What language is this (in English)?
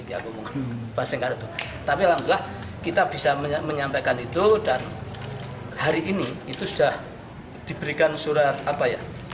Indonesian